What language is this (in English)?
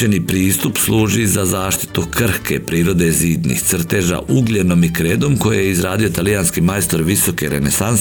Croatian